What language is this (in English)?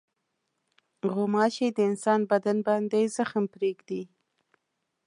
Pashto